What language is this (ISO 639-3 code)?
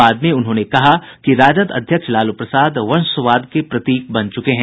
hin